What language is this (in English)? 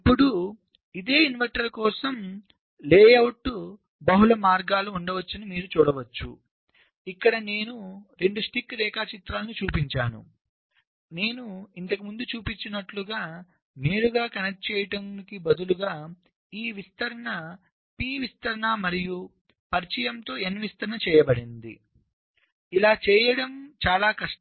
Telugu